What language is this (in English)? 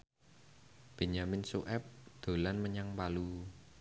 Javanese